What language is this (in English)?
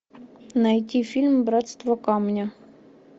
Russian